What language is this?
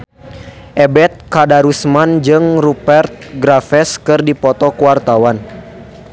Sundanese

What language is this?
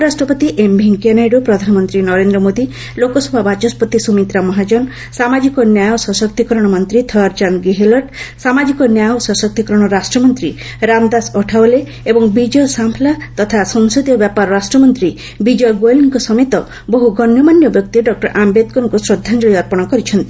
Odia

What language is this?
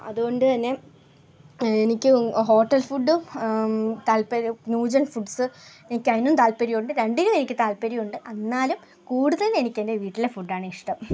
Malayalam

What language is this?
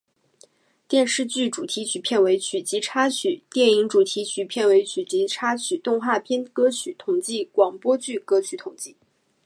Chinese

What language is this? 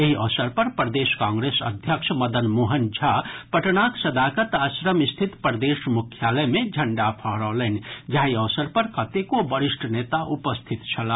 Maithili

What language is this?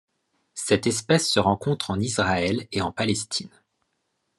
French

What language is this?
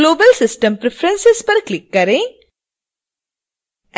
Hindi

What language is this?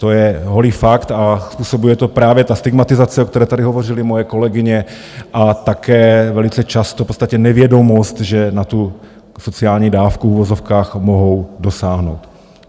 Czech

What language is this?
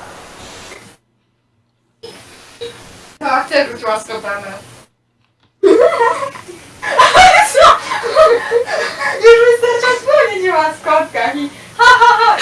Polish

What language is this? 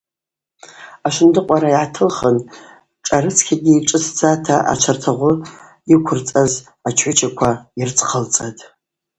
Abaza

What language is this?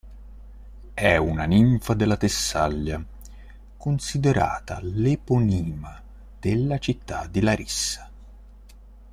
Italian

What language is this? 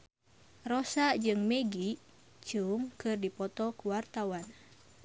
Sundanese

